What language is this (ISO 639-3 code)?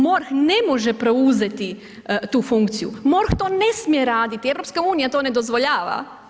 hrv